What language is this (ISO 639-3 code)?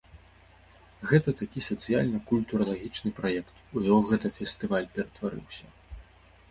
bel